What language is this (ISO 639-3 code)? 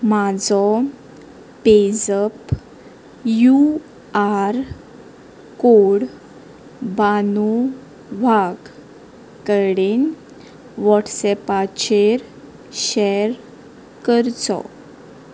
kok